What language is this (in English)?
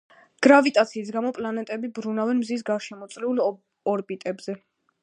Georgian